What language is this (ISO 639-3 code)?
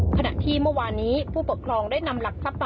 tha